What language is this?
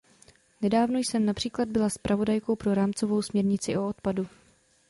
Czech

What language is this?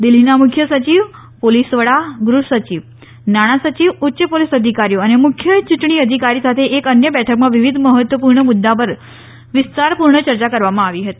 Gujarati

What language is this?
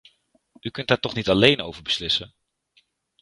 Dutch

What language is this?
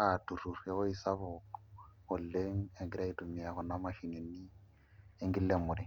Masai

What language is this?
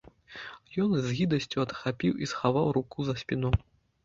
Belarusian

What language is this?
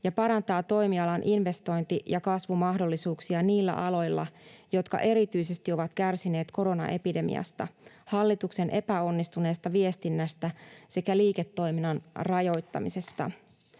Finnish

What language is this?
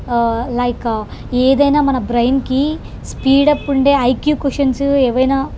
Telugu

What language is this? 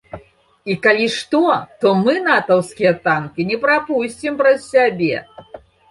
Belarusian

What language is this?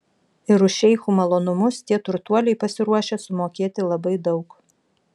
Lithuanian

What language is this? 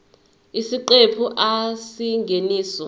Zulu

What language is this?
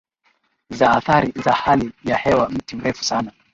Swahili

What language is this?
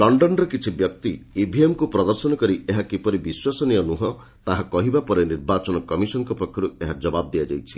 Odia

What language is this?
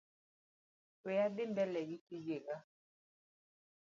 Luo (Kenya and Tanzania)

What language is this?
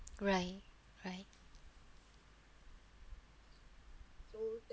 English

